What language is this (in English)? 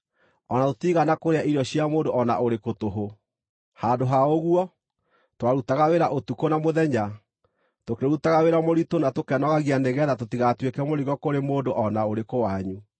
Kikuyu